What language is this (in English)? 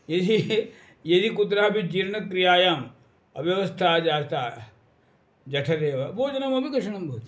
Sanskrit